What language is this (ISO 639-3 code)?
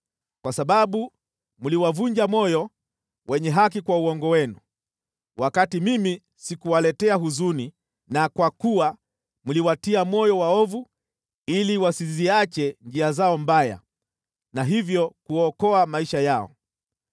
swa